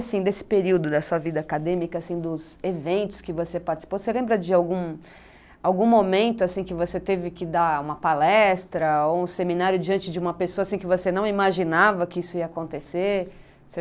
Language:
Portuguese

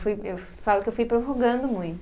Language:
Portuguese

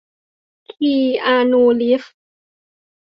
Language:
Thai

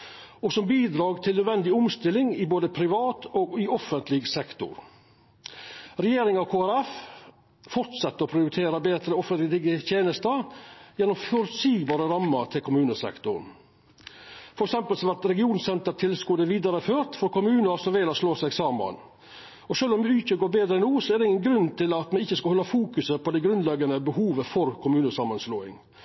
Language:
Norwegian Nynorsk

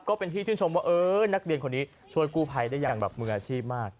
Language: Thai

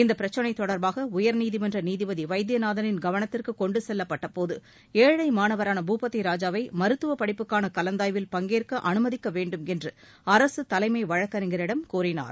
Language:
Tamil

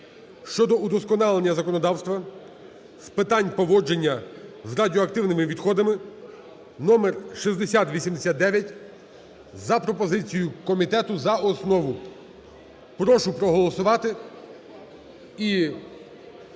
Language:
Ukrainian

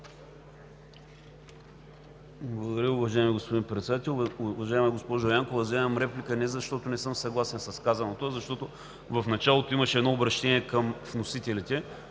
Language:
Bulgarian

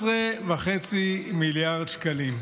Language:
Hebrew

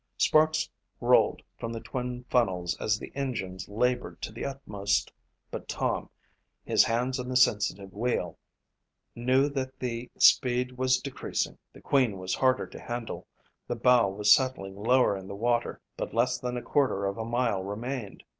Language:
English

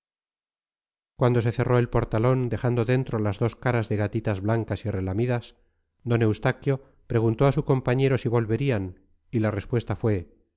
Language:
Spanish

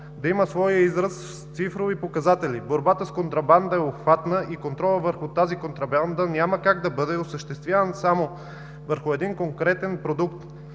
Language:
Bulgarian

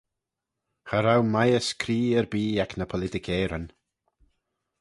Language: Manx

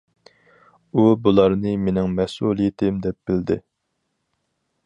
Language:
Uyghur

